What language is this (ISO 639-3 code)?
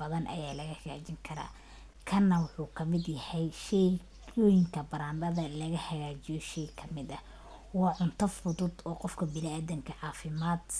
som